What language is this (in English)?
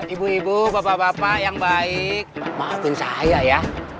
Indonesian